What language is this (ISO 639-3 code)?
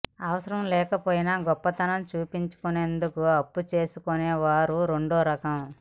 tel